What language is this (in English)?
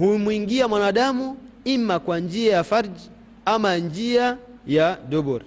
Swahili